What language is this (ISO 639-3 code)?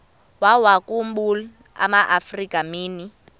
xho